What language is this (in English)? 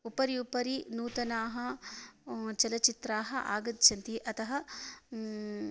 Sanskrit